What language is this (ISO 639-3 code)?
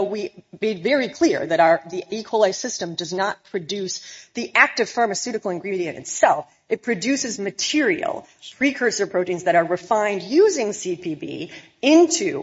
eng